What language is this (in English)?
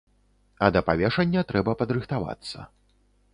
Belarusian